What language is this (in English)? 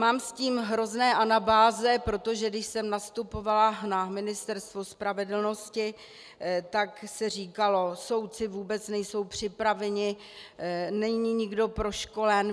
Czech